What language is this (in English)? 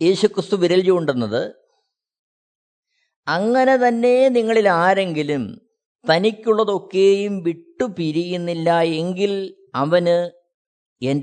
Malayalam